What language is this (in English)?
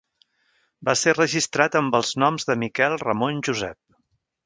Catalan